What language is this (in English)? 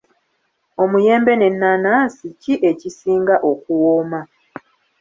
Ganda